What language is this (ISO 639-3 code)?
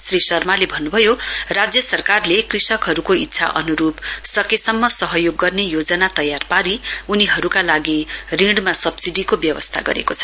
nep